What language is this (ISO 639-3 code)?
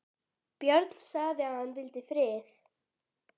isl